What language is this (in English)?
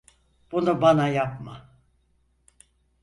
Turkish